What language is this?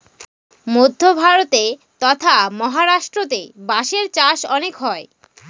Bangla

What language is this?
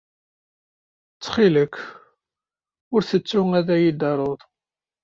Kabyle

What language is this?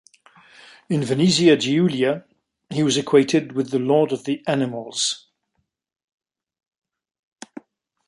English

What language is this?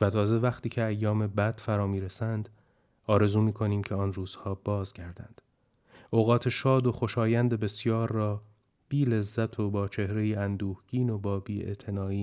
Persian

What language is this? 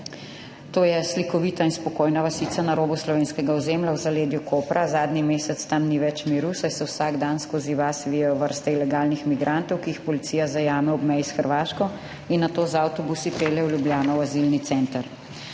Slovenian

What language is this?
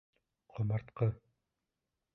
Bashkir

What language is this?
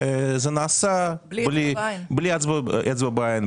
Hebrew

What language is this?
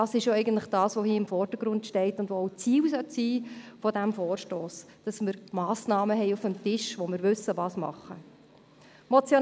Swiss German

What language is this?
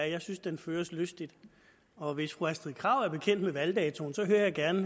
Danish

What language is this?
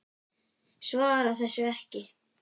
Icelandic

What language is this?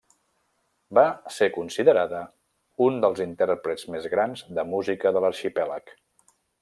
Catalan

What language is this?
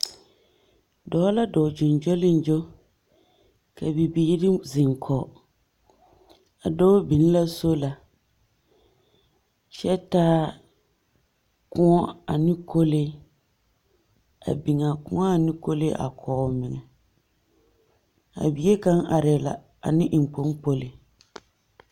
Southern Dagaare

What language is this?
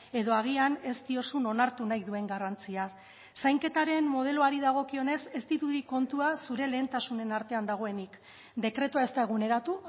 Basque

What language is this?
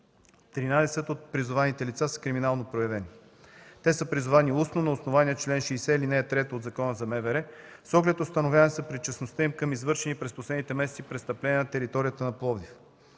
Bulgarian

